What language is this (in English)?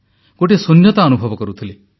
Odia